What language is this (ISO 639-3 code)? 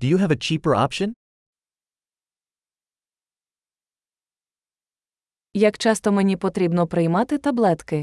ukr